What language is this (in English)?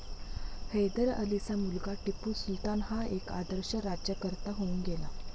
Marathi